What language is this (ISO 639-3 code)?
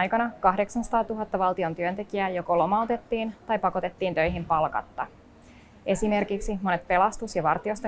fin